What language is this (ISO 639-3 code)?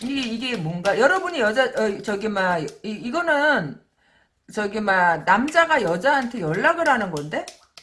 kor